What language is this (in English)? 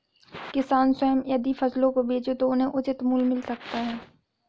Hindi